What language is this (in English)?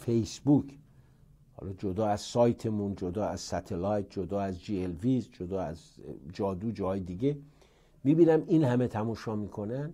Persian